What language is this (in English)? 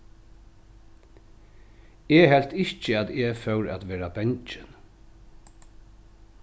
Faroese